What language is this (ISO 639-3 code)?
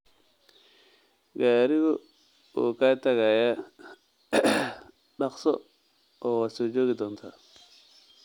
som